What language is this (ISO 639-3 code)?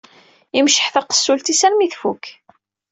kab